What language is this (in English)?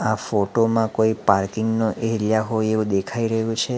Gujarati